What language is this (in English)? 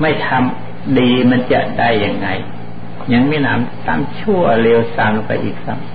Thai